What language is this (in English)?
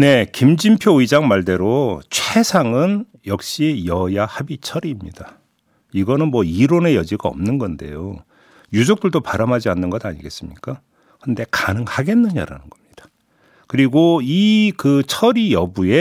Korean